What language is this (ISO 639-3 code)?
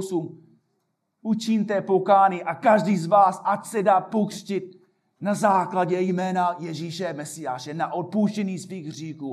ces